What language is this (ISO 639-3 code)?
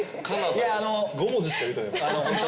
jpn